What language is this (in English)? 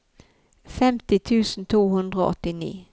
Norwegian